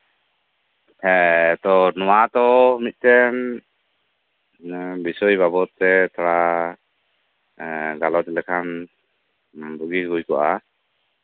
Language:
Santali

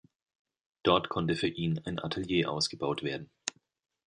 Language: German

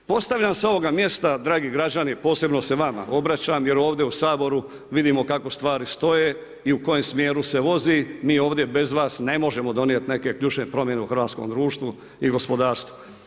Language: Croatian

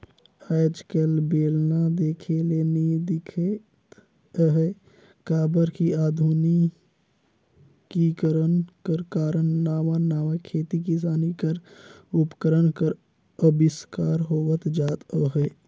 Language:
Chhattisgarhi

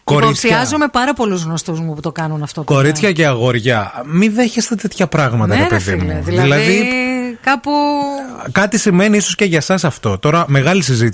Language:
Greek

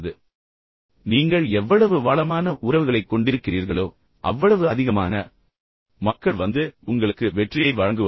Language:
Tamil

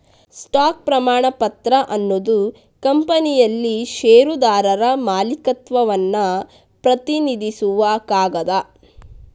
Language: Kannada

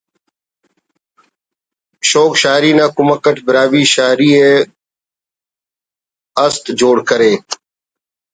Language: Brahui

